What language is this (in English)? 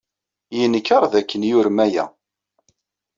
Kabyle